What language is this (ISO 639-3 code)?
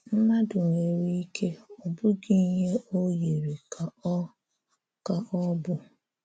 ibo